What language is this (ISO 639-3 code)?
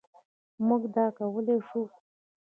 pus